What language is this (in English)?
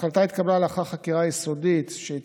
Hebrew